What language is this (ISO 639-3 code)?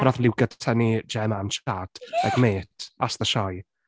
cym